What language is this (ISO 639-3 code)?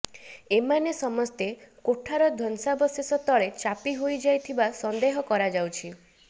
ori